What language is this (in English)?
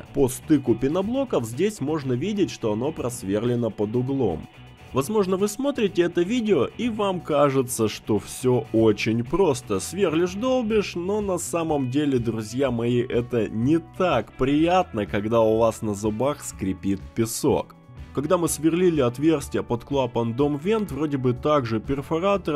Russian